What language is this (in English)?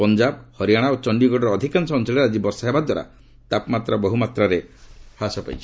Odia